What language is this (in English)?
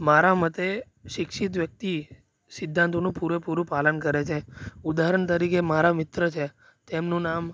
Gujarati